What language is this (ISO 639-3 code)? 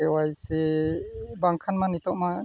sat